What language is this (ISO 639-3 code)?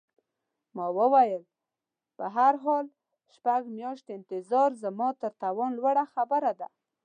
pus